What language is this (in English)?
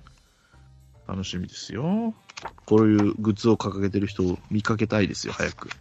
Japanese